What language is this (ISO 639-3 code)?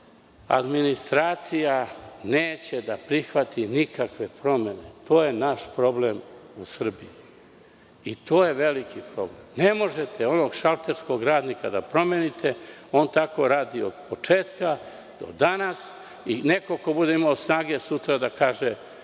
srp